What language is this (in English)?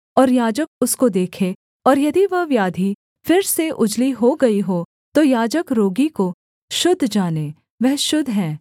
Hindi